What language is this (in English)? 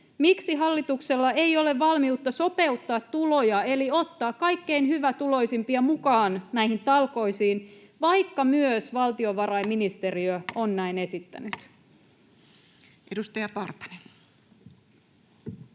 Finnish